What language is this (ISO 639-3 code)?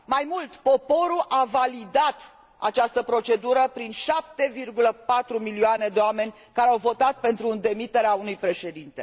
ron